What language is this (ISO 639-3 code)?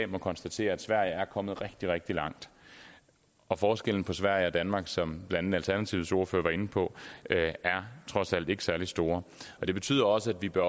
dan